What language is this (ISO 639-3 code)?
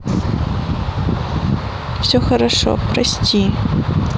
rus